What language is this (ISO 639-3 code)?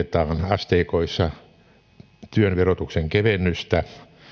fin